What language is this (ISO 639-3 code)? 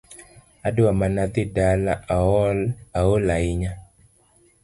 luo